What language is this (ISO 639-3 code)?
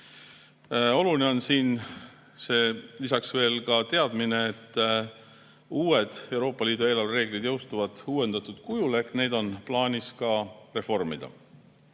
est